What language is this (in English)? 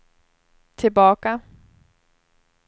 Swedish